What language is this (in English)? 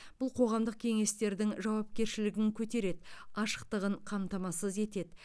Kazakh